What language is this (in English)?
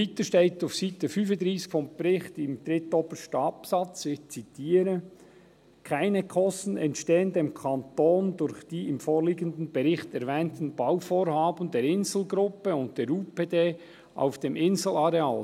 Swiss German